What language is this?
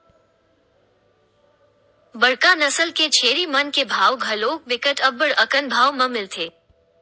Chhattisgarhi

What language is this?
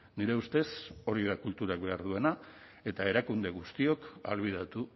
Basque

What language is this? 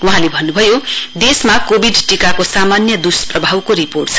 Nepali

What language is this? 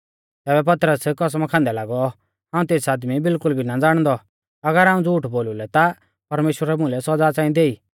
Mahasu Pahari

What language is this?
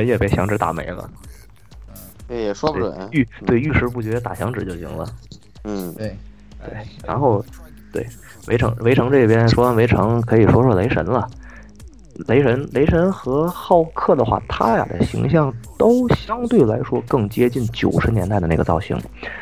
Chinese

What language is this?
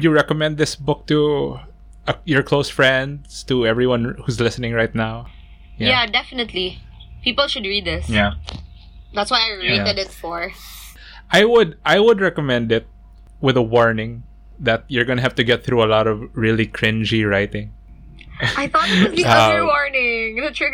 English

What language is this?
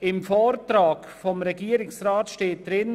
Swiss German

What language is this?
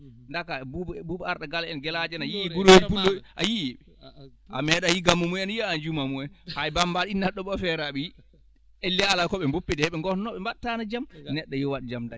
Fula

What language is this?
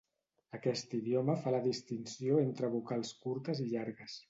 Catalan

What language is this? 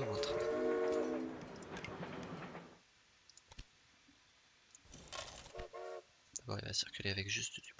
French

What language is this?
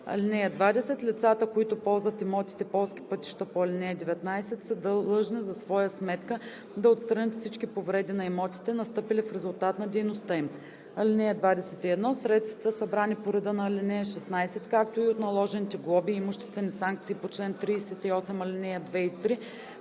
Bulgarian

